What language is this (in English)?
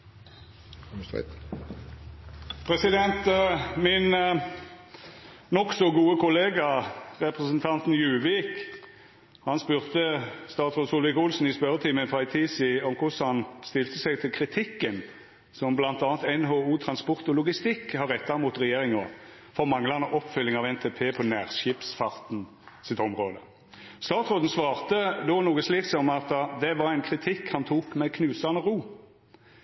Norwegian Nynorsk